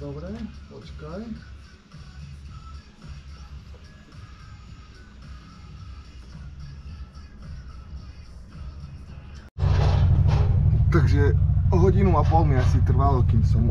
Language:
Slovak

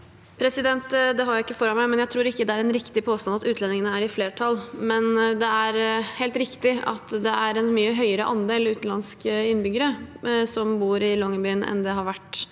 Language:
Norwegian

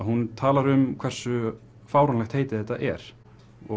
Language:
Icelandic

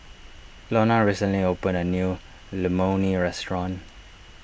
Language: English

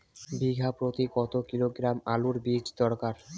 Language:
Bangla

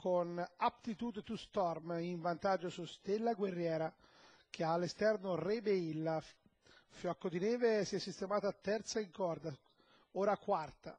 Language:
Italian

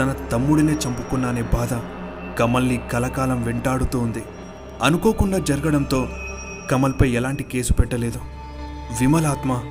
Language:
Telugu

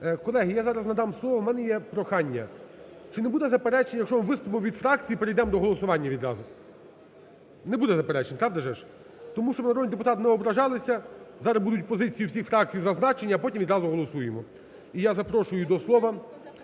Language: Ukrainian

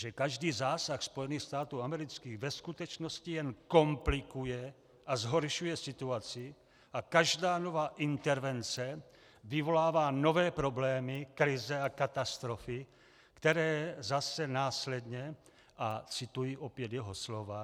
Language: Czech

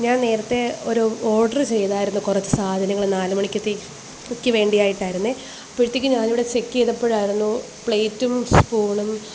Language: Malayalam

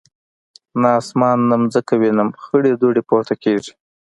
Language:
Pashto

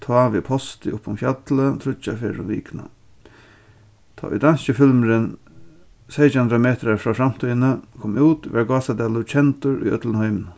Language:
Faroese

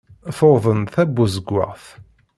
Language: Kabyle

